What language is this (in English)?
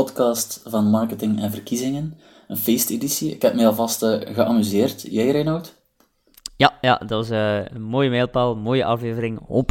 Dutch